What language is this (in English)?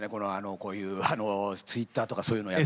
Japanese